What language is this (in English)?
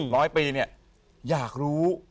Thai